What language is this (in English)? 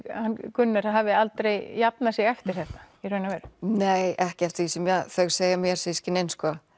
Icelandic